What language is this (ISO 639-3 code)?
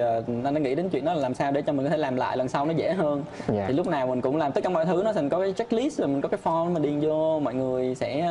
vie